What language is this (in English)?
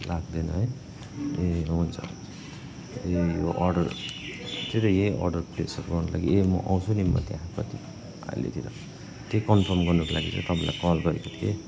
Nepali